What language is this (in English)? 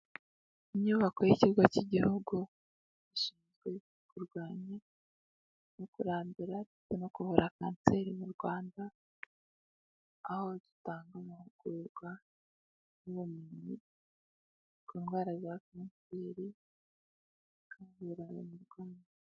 Kinyarwanda